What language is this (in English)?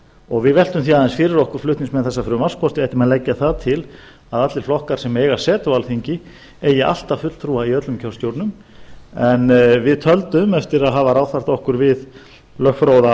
Icelandic